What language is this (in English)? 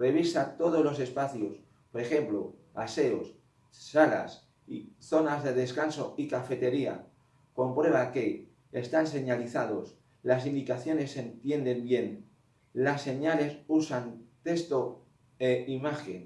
Spanish